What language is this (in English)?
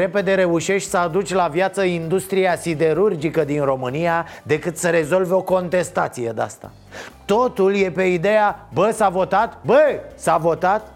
Romanian